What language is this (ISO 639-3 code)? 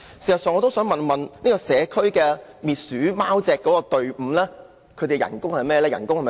yue